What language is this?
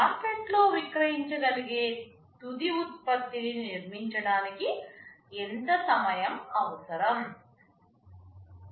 Telugu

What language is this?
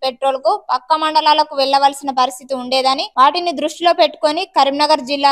Telugu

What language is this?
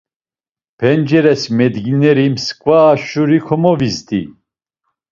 Laz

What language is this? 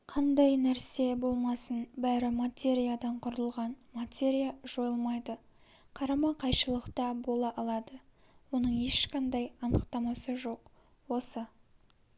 Kazakh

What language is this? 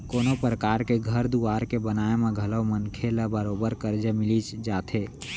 Chhattisgarhi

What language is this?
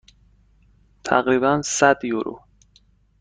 Persian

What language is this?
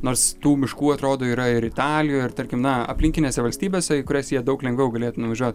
Lithuanian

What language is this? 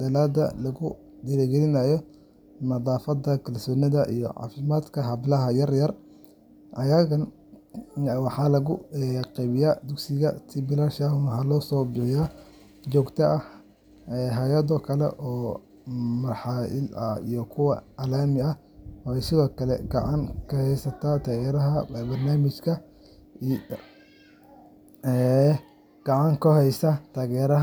Somali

